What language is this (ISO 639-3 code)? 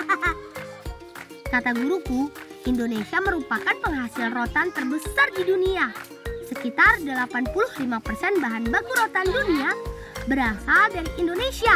ind